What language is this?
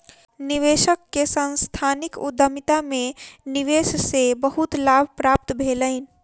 Maithili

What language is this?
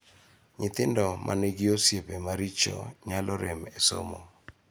Luo (Kenya and Tanzania)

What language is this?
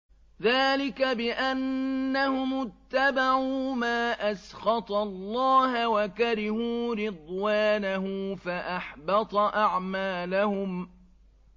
Arabic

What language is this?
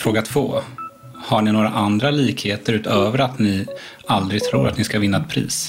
Swedish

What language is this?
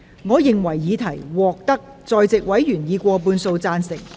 Cantonese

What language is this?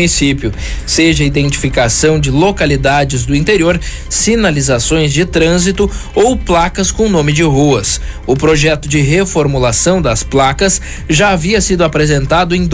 Portuguese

